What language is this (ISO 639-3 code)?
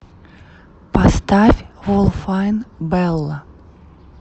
rus